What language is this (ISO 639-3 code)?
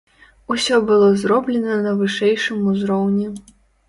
bel